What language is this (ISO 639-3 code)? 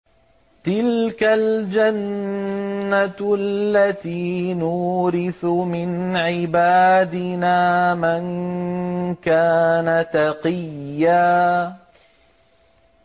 ara